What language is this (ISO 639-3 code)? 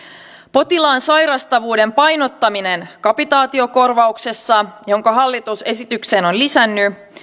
fin